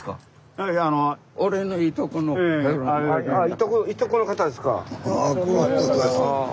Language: Japanese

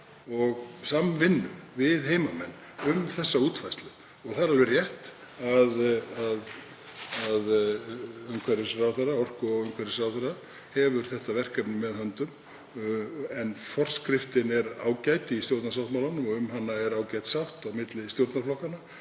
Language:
Icelandic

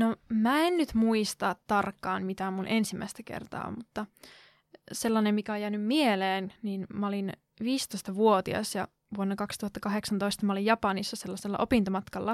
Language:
Finnish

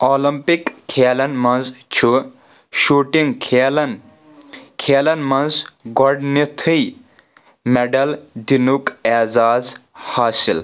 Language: Kashmiri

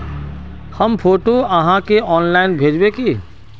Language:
Magahi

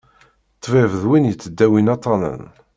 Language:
Kabyle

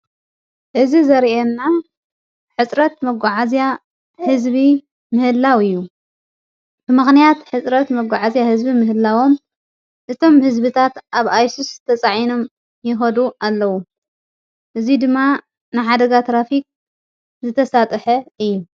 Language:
Tigrinya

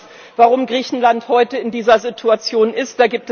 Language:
German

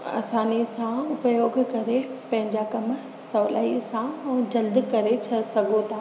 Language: Sindhi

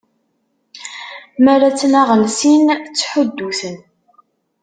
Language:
Kabyle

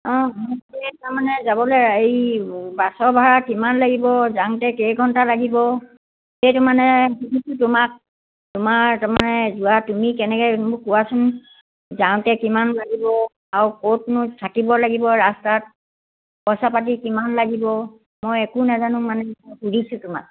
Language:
Assamese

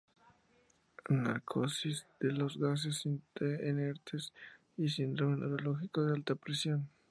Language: Spanish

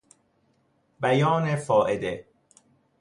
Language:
Persian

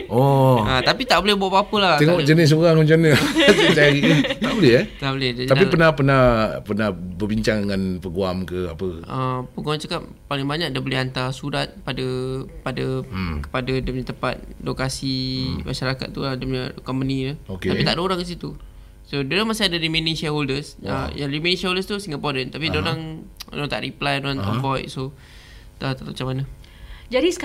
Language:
Malay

